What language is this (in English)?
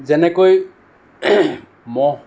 Assamese